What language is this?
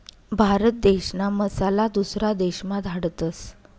Marathi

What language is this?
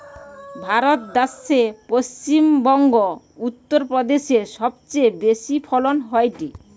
Bangla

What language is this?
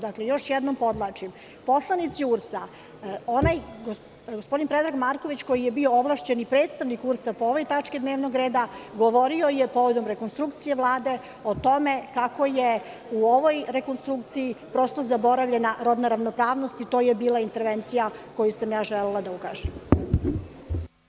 Serbian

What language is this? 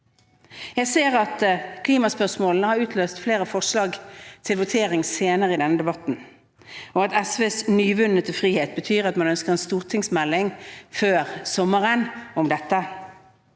Norwegian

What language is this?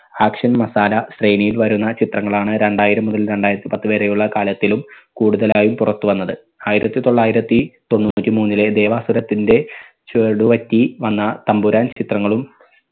Malayalam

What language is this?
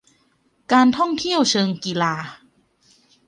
Thai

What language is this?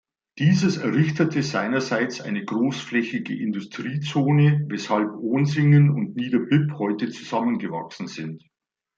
German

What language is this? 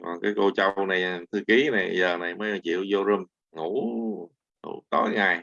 Vietnamese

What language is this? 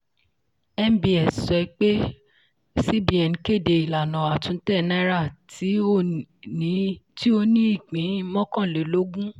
Yoruba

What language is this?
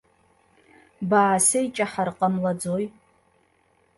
Abkhazian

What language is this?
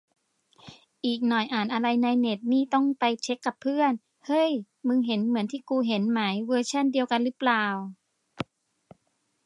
Thai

